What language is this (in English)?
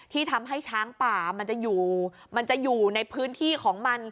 Thai